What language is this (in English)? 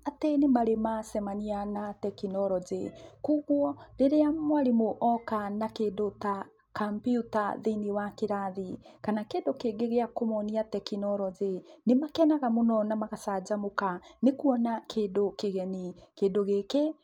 Kikuyu